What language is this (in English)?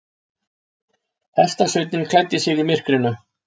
Icelandic